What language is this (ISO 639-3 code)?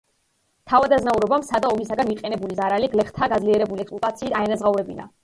kat